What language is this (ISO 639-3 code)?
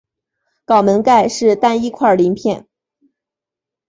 zho